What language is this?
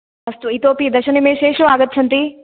Sanskrit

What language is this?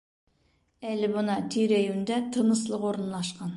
Bashkir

